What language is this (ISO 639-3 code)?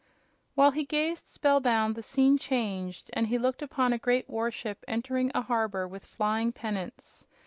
eng